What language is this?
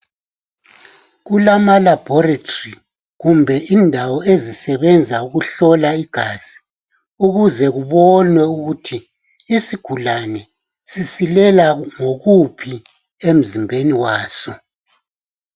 North Ndebele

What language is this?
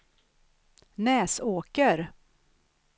Swedish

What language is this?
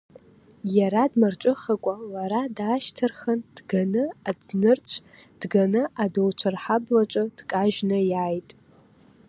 Abkhazian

